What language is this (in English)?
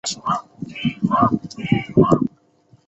Chinese